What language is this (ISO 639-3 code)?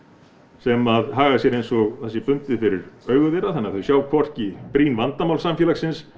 isl